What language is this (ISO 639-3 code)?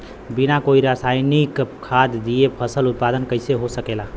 bho